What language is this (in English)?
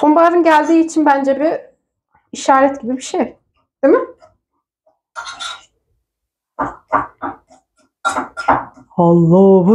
Turkish